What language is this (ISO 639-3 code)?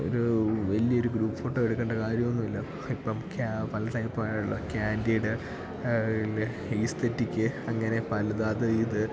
mal